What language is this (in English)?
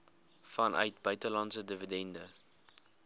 Afrikaans